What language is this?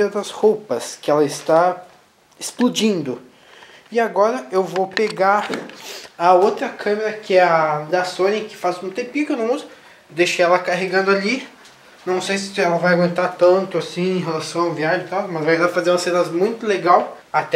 Portuguese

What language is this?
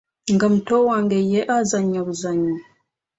Ganda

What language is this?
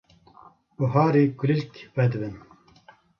Kurdish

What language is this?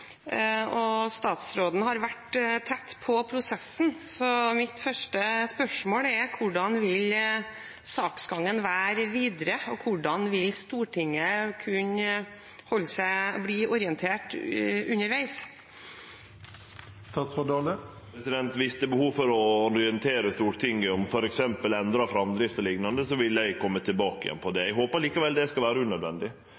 Norwegian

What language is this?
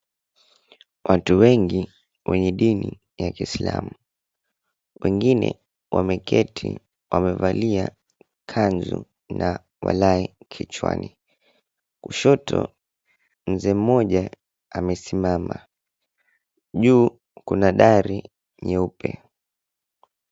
Swahili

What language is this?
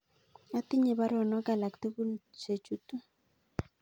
Kalenjin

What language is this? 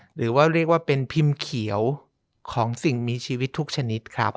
Thai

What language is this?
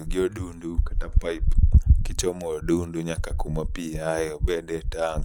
Luo (Kenya and Tanzania)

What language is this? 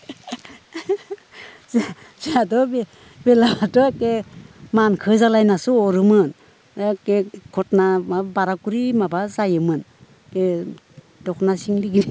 Bodo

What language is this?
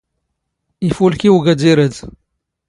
Standard Moroccan Tamazight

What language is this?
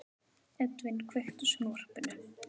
Icelandic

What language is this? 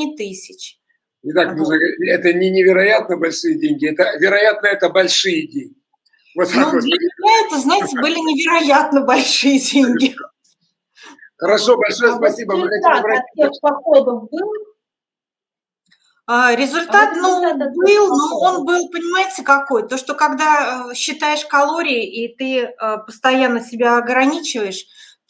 Russian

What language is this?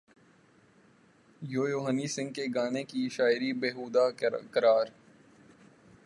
Urdu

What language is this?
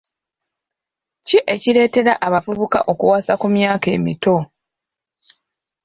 Ganda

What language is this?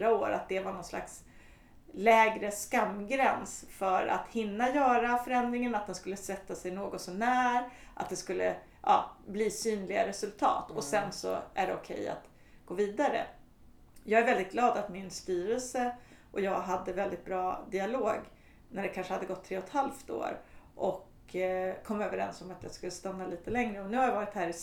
Swedish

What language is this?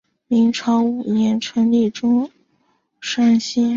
Chinese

